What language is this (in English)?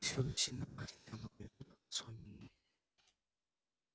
Russian